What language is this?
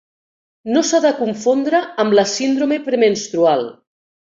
Catalan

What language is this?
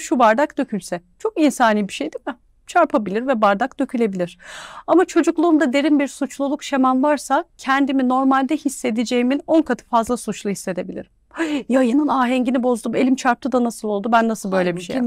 Turkish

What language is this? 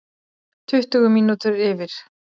Icelandic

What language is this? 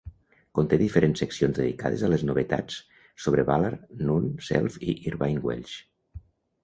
Catalan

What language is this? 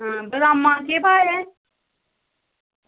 Dogri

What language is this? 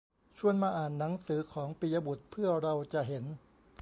Thai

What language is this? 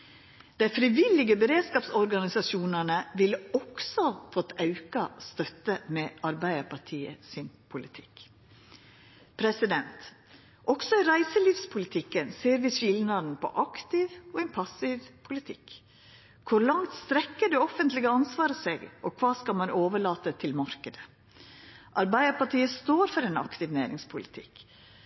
Norwegian Nynorsk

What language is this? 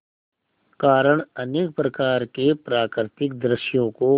Hindi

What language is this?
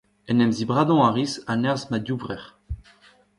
Breton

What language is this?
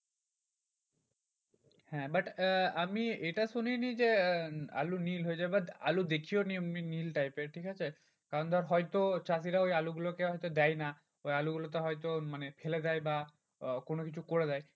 Bangla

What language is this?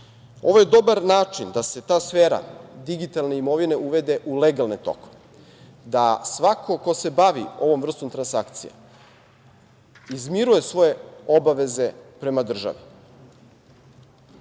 Serbian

